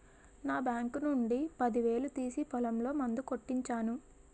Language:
Telugu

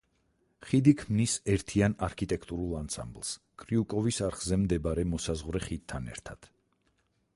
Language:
Georgian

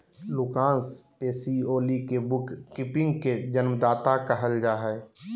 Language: Magahi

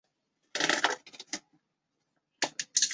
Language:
Chinese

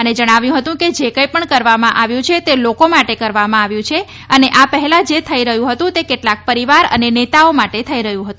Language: Gujarati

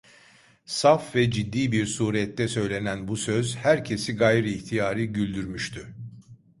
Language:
Turkish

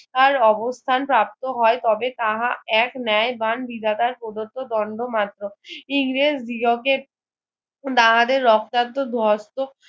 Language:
Bangla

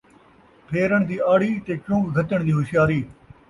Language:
Saraiki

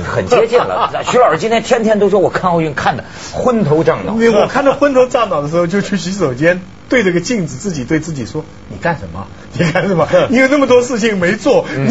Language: Chinese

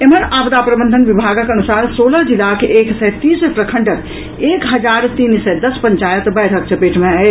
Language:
Maithili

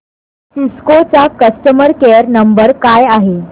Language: Marathi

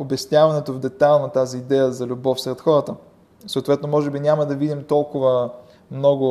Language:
Bulgarian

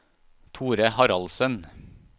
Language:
Norwegian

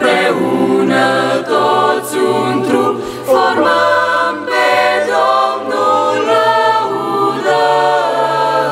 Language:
Ukrainian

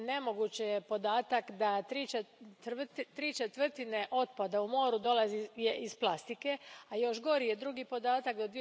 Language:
Croatian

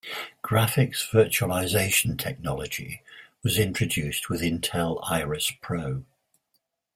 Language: English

